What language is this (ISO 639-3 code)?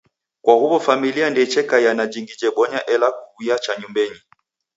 dav